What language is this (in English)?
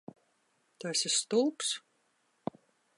Latvian